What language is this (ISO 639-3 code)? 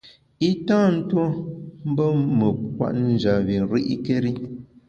bax